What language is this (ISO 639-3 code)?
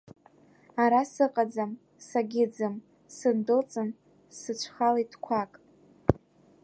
abk